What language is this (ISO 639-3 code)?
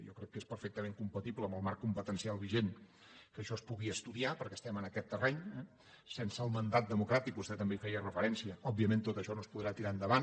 cat